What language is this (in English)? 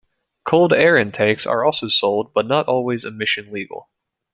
English